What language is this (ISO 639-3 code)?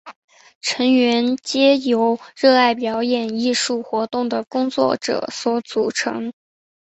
zho